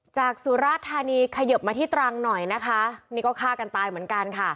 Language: Thai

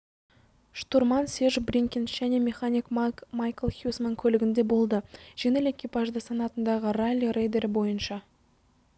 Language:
Kazakh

